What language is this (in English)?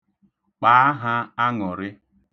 Igbo